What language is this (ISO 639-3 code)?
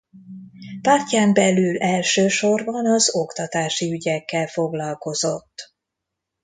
hun